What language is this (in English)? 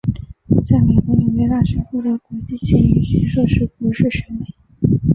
Chinese